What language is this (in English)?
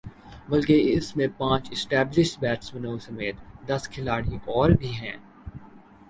Urdu